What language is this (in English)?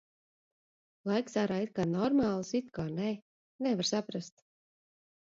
Latvian